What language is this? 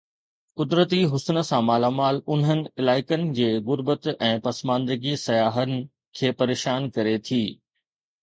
Sindhi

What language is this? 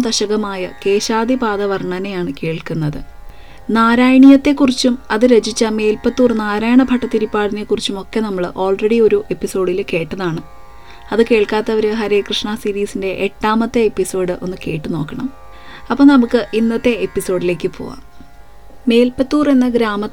Malayalam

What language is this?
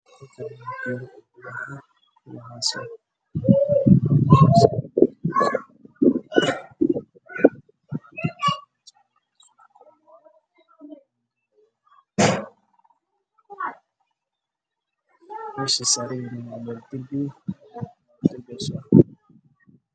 Somali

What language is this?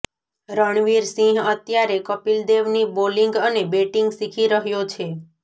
Gujarati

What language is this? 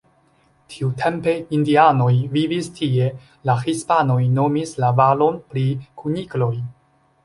Esperanto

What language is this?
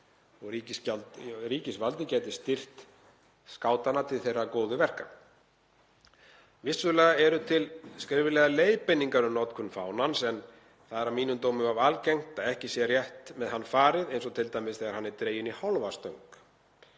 Icelandic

